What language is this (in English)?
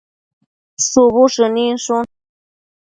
Matsés